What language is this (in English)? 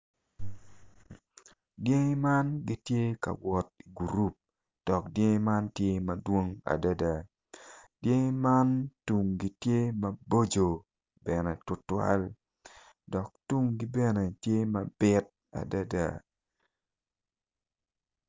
Acoli